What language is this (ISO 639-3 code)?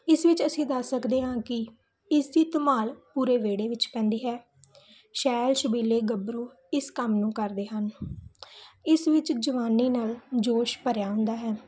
pan